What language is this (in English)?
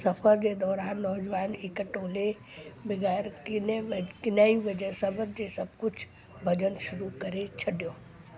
Sindhi